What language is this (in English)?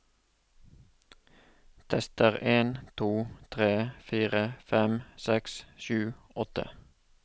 Norwegian